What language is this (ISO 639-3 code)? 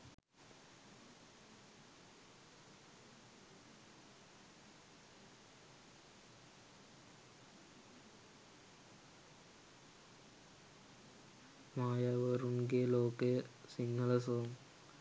sin